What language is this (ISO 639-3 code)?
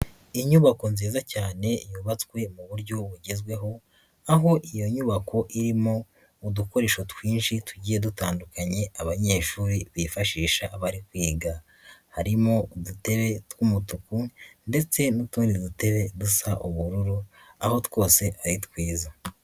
kin